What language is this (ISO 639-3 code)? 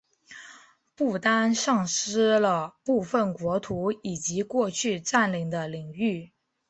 zho